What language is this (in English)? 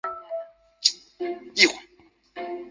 Chinese